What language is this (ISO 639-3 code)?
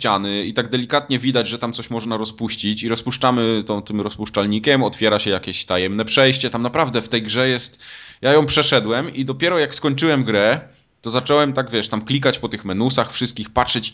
pol